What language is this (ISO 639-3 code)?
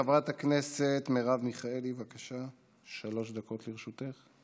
heb